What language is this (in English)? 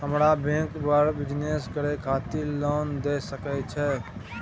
Maithili